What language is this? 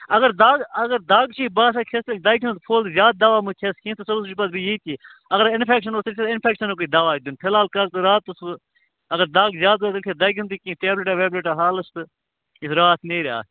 Kashmiri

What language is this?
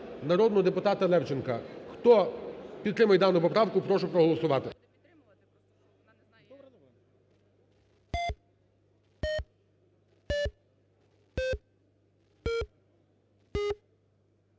Ukrainian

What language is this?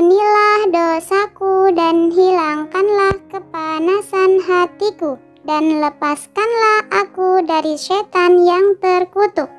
Indonesian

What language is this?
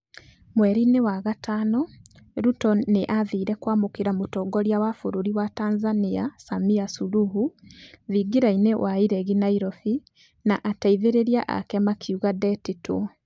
Kikuyu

